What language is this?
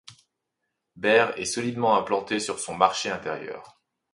French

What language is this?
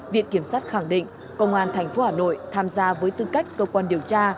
Vietnamese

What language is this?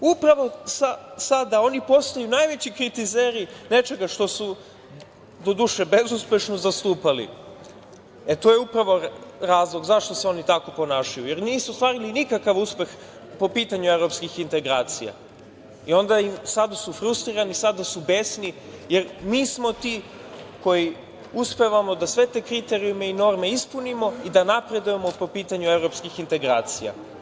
Serbian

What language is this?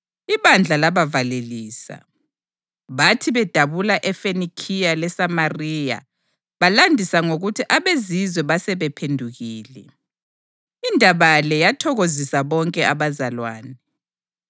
North Ndebele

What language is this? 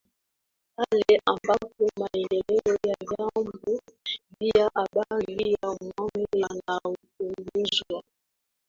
Swahili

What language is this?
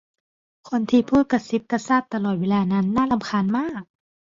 Thai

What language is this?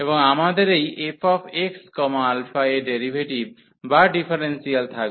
Bangla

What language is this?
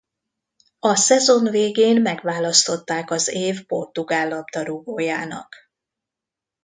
Hungarian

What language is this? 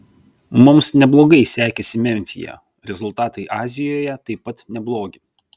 Lithuanian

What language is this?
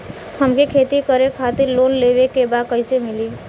Bhojpuri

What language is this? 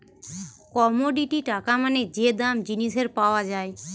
Bangla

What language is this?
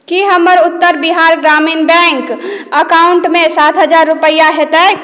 Maithili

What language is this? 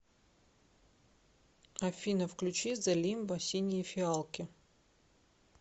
Russian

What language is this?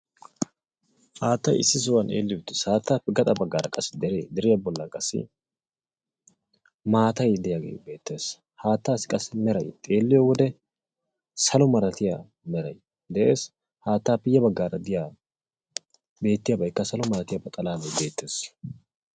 Wolaytta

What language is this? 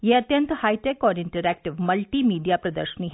Hindi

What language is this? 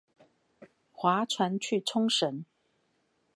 Chinese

